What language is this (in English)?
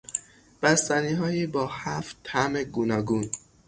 Persian